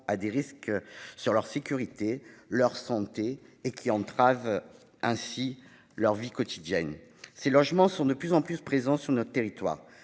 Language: French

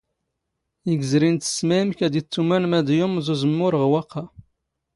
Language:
Standard Moroccan Tamazight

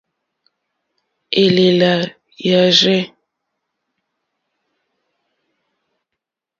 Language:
Mokpwe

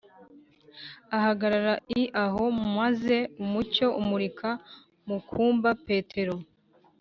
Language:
Kinyarwanda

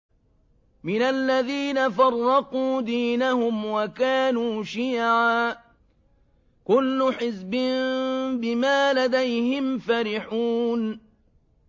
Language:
Arabic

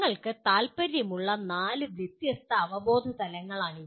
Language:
Malayalam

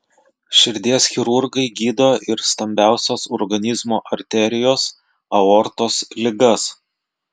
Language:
Lithuanian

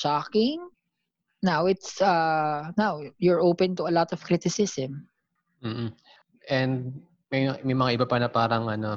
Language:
Filipino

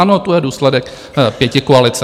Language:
Czech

